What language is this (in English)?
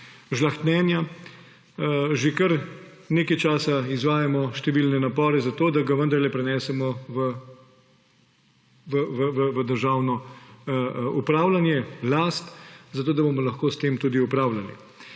Slovenian